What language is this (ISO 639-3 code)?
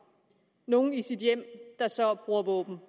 dan